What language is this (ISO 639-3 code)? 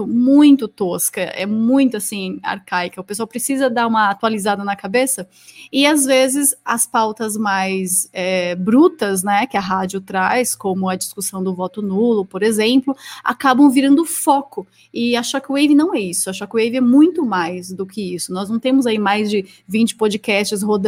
por